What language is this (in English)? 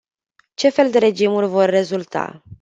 Romanian